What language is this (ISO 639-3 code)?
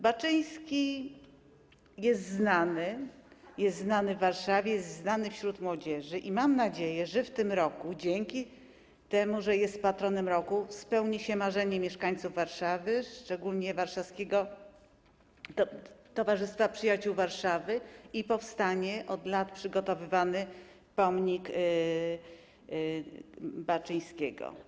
pol